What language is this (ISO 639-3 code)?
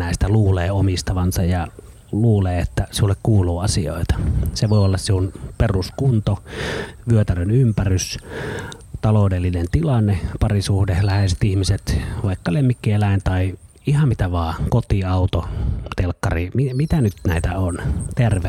fin